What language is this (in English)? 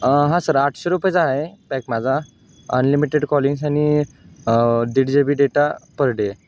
Marathi